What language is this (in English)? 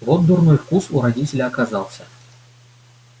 Russian